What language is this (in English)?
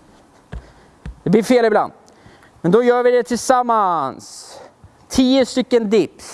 Swedish